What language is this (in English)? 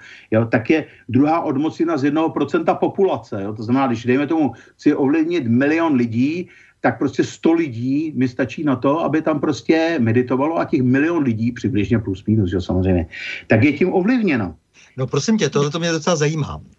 Czech